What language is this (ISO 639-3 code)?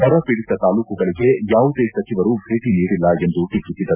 kan